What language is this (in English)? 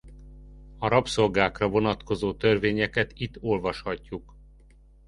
Hungarian